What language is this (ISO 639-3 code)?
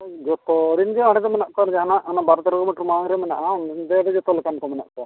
sat